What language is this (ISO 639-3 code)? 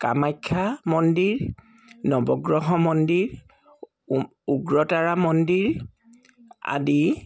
asm